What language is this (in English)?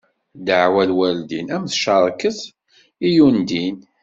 Kabyle